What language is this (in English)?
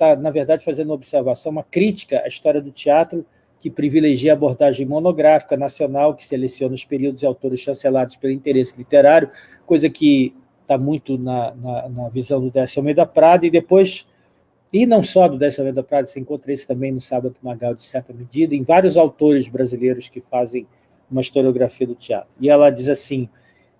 Portuguese